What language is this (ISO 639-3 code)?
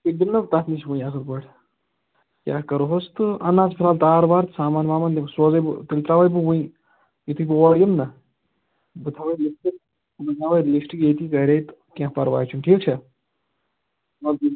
kas